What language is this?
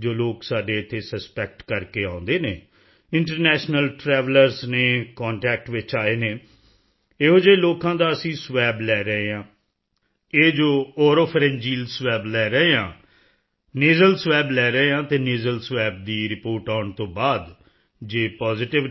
Punjabi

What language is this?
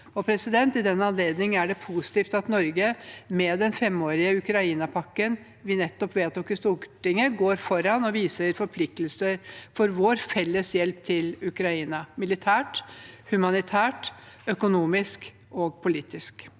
Norwegian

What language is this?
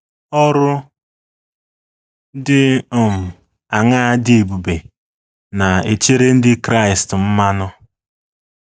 Igbo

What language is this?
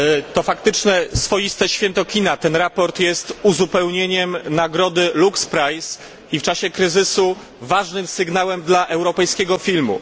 Polish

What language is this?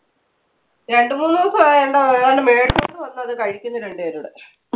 Malayalam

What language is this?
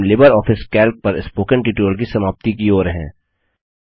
Hindi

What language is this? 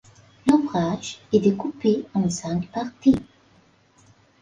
French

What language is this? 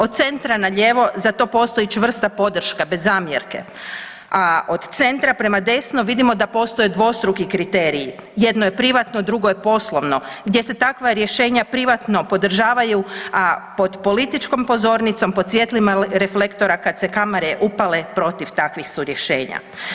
Croatian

